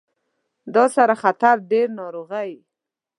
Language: Pashto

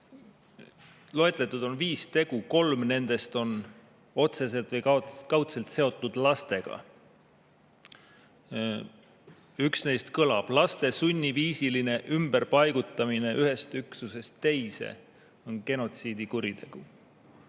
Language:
Estonian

